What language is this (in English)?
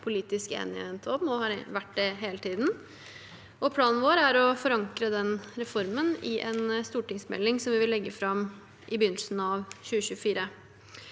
Norwegian